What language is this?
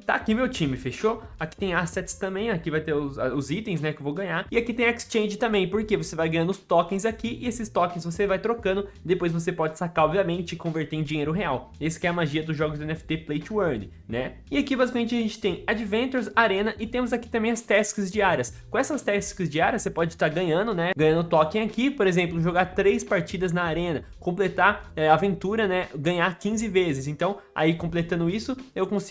Portuguese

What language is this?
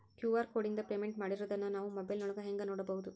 Kannada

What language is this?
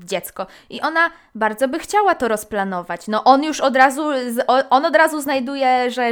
Polish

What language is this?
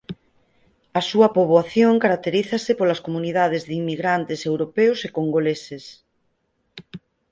Galician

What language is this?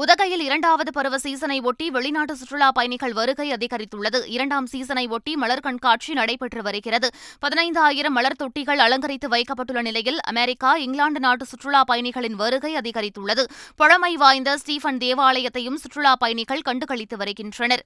Tamil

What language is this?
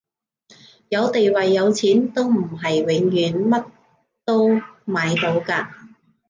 Cantonese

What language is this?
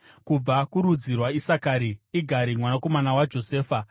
Shona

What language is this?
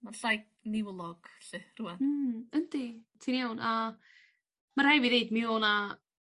Welsh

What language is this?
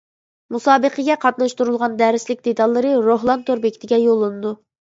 Uyghur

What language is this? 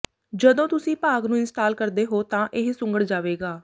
Punjabi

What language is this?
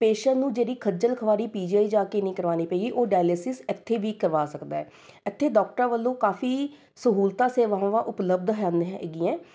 Punjabi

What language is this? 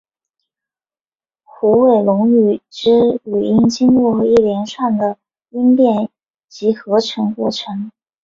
Chinese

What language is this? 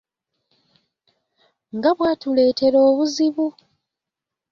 Ganda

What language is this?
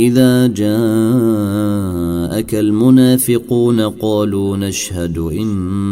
Arabic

